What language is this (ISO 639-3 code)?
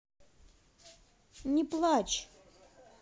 rus